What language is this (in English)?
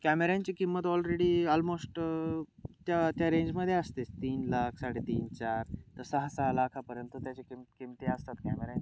Marathi